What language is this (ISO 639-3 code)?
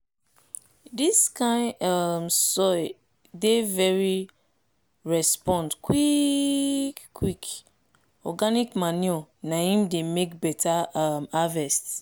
pcm